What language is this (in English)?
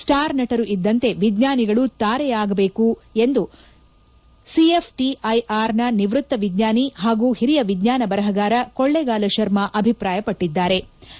Kannada